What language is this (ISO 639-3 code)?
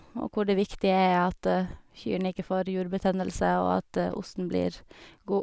nor